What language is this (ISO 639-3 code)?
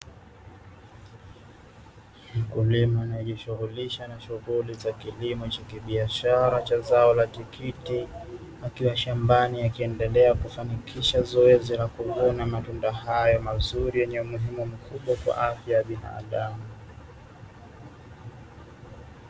swa